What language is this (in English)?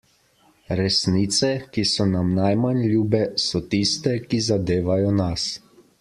Slovenian